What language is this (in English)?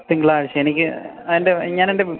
Malayalam